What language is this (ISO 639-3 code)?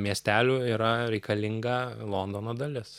lit